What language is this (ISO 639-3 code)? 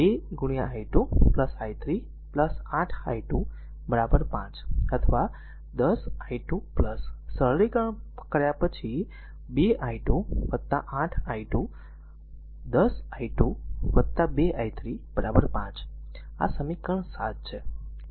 guj